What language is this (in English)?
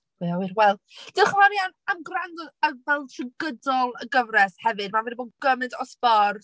Welsh